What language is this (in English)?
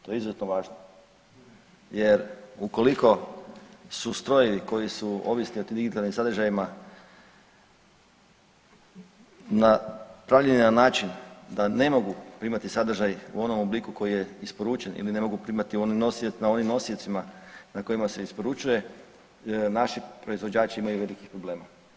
Croatian